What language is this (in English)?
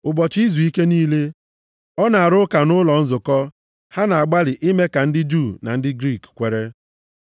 Igbo